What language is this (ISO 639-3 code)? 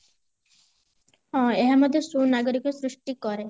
ori